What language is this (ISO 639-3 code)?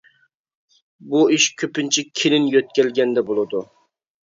uig